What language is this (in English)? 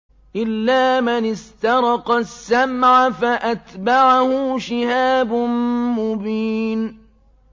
Arabic